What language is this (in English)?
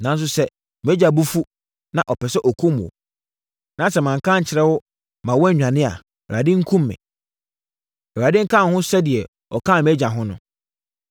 Akan